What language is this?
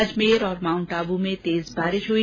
Hindi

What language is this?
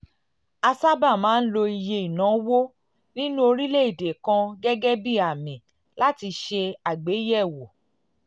Yoruba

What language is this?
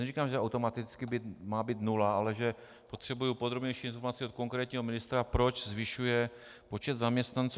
Czech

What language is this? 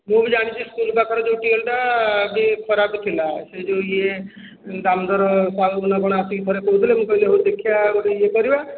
Odia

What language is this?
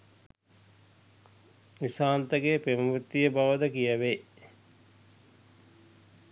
Sinhala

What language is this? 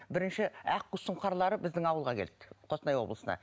Kazakh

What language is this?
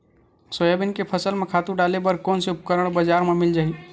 Chhattisgarhi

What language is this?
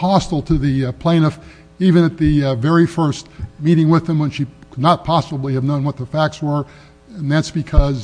English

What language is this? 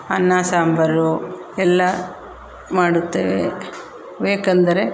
Kannada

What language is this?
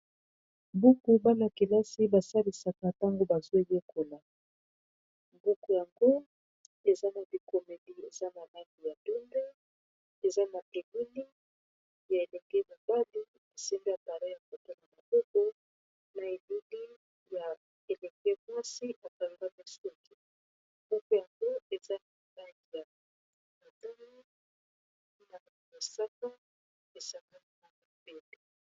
Lingala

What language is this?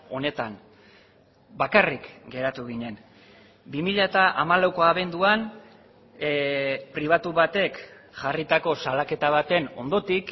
Basque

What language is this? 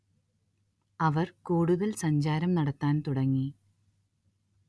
Malayalam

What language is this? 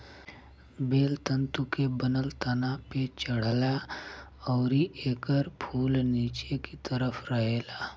Bhojpuri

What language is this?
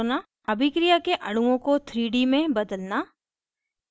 Hindi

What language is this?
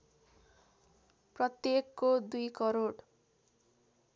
Nepali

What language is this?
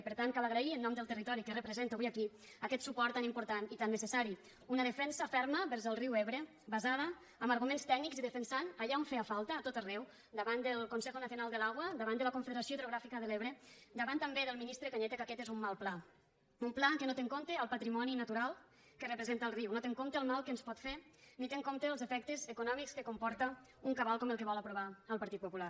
Catalan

